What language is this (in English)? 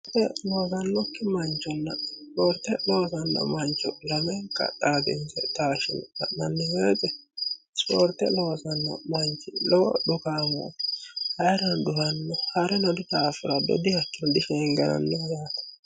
Sidamo